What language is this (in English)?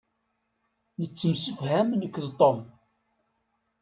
Kabyle